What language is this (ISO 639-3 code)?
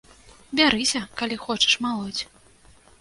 bel